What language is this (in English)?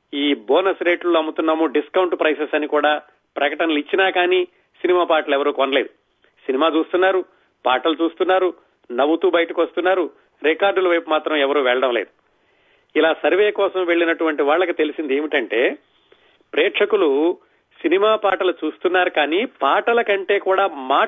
Telugu